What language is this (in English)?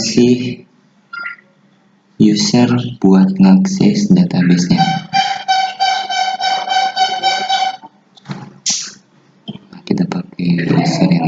Indonesian